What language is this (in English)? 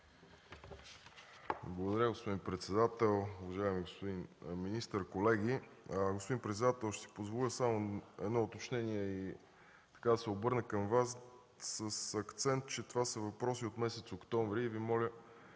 Bulgarian